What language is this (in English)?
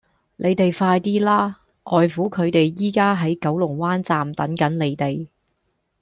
Cantonese